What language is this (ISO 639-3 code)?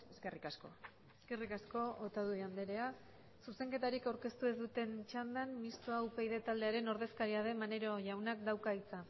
eus